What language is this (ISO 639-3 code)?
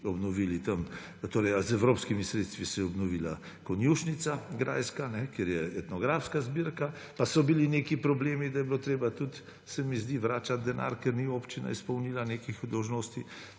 slv